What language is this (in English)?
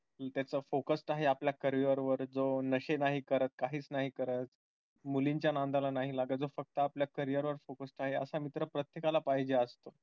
Marathi